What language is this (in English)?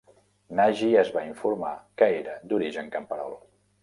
Catalan